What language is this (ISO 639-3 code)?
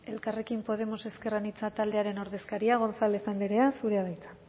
eus